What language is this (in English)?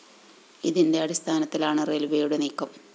Malayalam